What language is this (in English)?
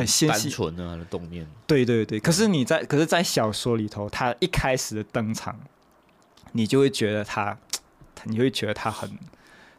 Chinese